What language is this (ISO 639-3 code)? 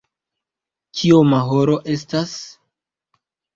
epo